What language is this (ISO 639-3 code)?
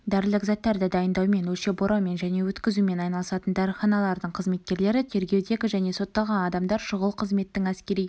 kaz